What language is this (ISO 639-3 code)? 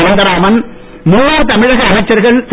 tam